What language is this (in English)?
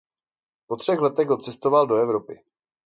Czech